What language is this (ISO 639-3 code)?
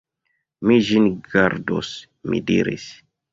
epo